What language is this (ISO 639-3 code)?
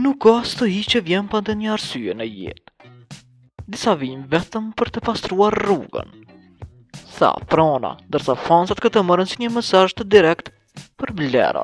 ron